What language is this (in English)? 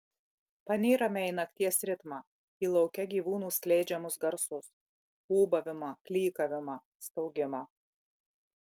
Lithuanian